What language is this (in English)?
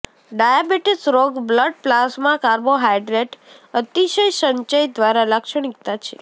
Gujarati